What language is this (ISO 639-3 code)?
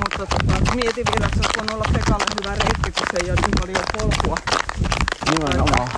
fin